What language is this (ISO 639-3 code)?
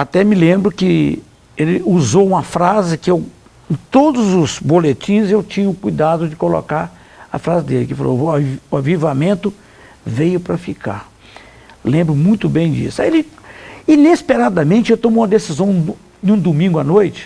por